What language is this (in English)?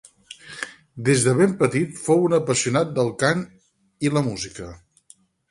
Catalan